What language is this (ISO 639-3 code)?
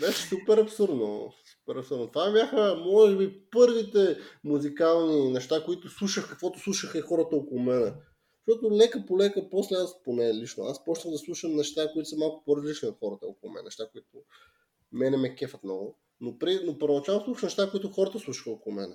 bul